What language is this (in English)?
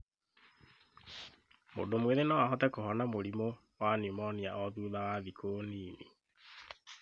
Kikuyu